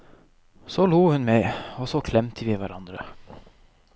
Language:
Norwegian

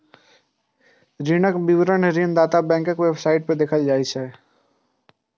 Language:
Maithili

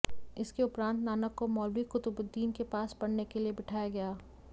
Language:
Hindi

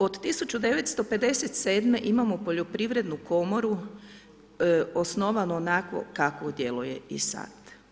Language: Croatian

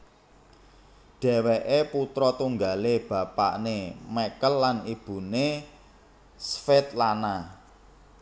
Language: Javanese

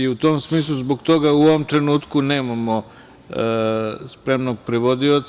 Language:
Serbian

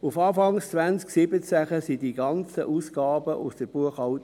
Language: Swiss German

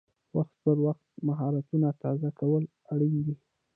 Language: Pashto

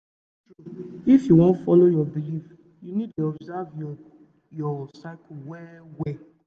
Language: Nigerian Pidgin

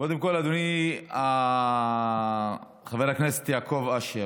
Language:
Hebrew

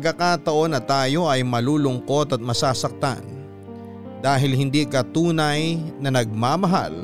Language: Filipino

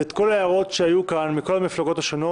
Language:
Hebrew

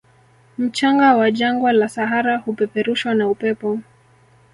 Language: Swahili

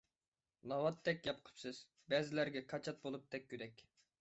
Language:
Uyghur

